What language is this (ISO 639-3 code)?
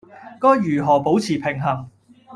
yue